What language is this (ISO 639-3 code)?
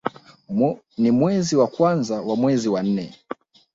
swa